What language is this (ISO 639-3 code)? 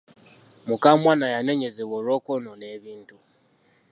lug